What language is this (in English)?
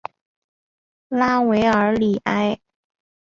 Chinese